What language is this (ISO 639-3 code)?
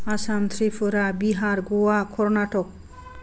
brx